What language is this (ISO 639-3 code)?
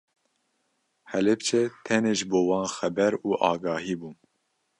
kur